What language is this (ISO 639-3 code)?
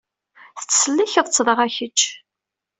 kab